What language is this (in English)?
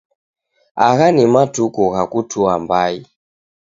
Taita